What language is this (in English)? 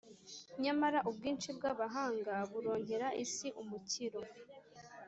Kinyarwanda